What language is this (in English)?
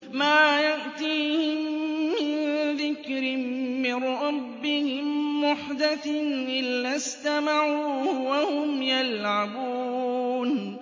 Arabic